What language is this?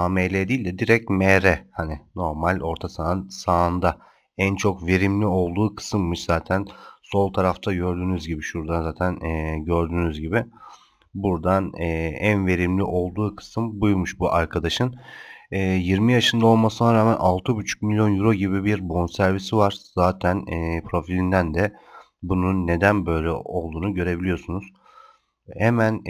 Turkish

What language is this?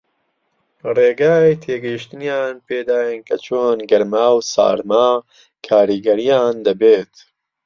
Central Kurdish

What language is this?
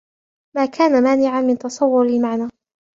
Arabic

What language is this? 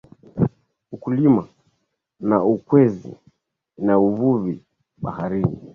Swahili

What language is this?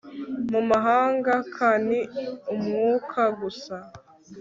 Kinyarwanda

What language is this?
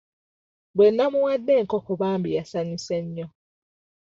Ganda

